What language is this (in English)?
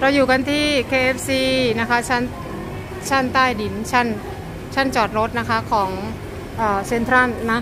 Thai